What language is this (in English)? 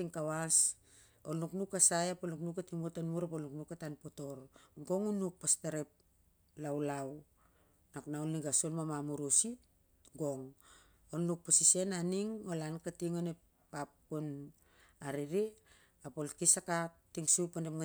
Siar-Lak